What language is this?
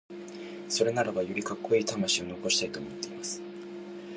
Japanese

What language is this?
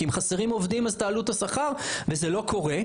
Hebrew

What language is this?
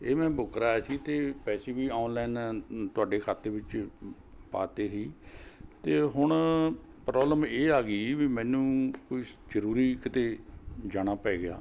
Punjabi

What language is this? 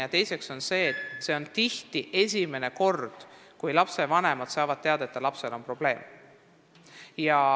Estonian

